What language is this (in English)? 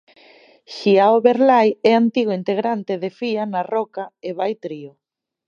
Galician